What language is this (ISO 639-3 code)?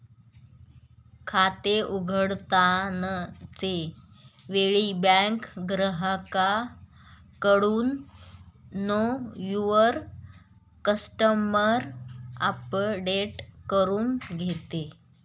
mar